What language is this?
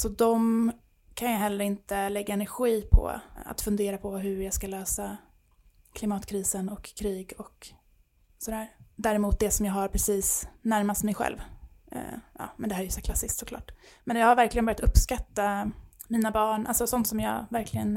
Swedish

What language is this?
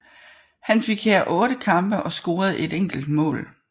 Danish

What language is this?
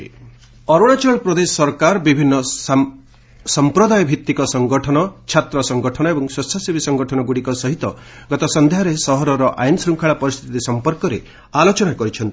Odia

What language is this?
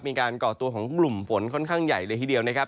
Thai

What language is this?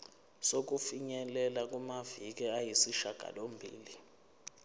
Zulu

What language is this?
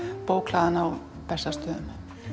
Icelandic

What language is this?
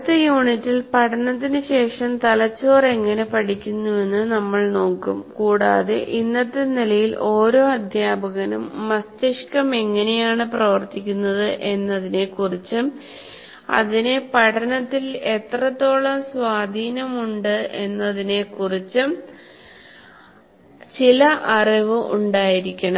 Malayalam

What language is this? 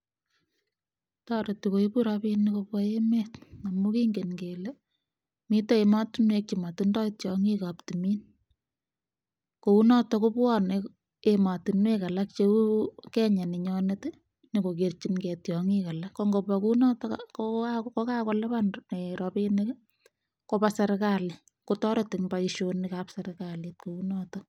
Kalenjin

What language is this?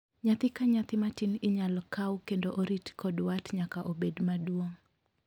Luo (Kenya and Tanzania)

